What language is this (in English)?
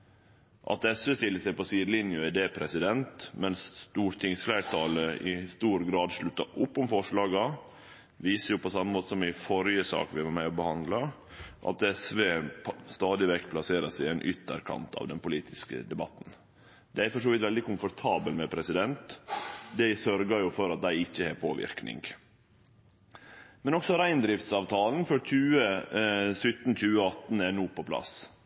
Norwegian Nynorsk